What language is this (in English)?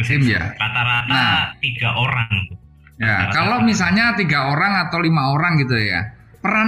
Indonesian